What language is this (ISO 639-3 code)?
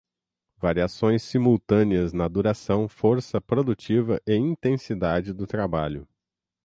por